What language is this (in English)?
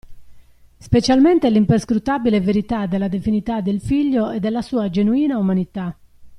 Italian